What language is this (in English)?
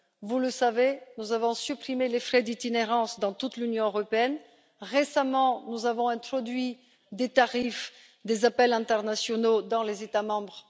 French